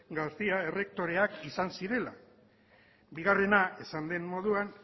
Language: Basque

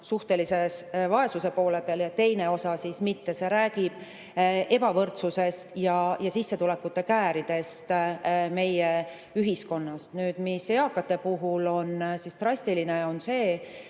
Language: Estonian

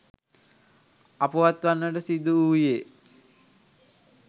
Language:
Sinhala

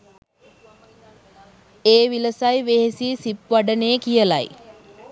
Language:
Sinhala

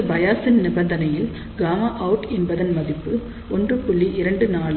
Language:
Tamil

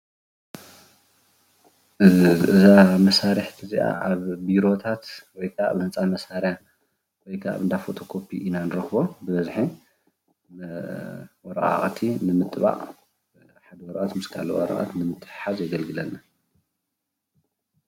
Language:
Tigrinya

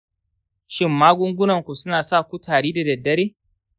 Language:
Hausa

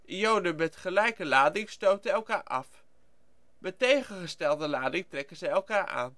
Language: Dutch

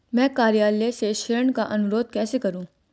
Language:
Hindi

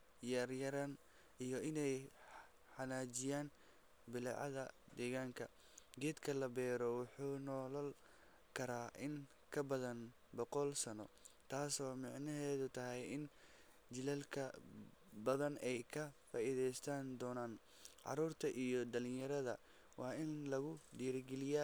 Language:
Somali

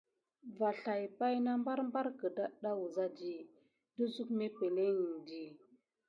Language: Gidar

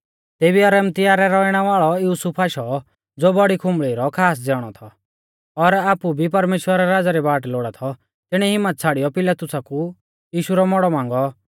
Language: Mahasu Pahari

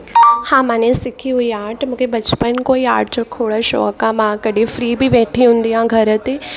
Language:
Sindhi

